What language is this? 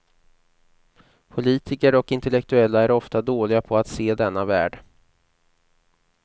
Swedish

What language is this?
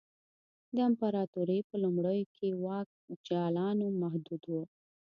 Pashto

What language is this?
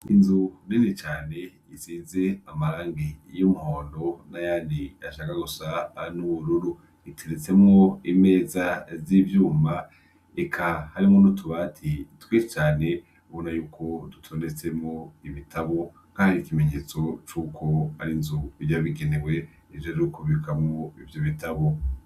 Rundi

